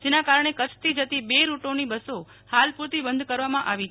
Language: Gujarati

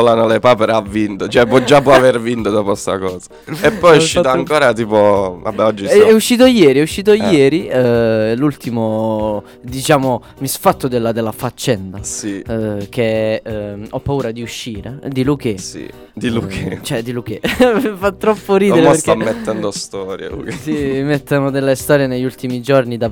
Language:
Italian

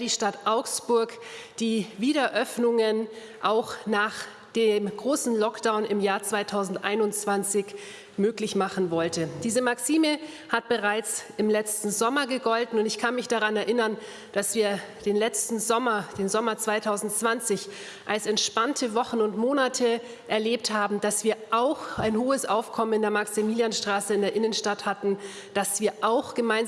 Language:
German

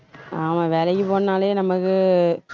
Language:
Tamil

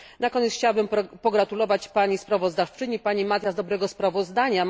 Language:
Polish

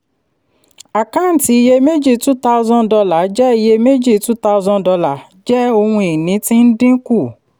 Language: Yoruba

